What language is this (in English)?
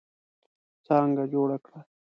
Pashto